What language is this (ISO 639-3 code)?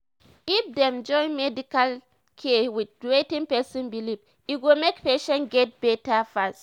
pcm